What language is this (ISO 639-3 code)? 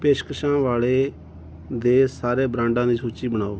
pan